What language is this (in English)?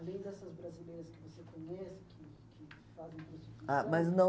Portuguese